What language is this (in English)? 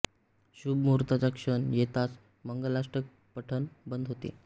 Marathi